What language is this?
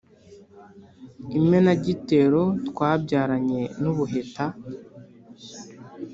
Kinyarwanda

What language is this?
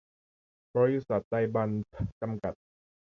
Thai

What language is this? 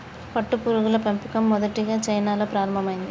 Telugu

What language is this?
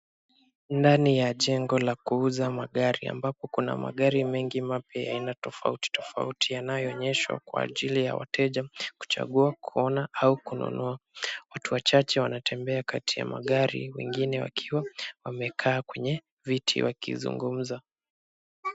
Swahili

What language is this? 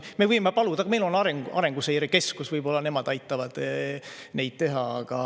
Estonian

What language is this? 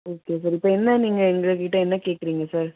Tamil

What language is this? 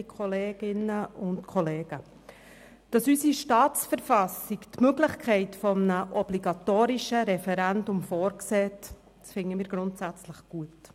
Swiss German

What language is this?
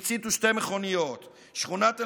Hebrew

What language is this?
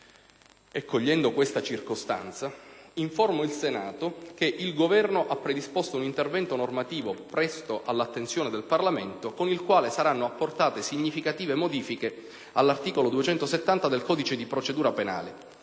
Italian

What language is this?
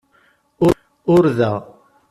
Kabyle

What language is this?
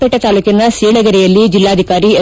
Kannada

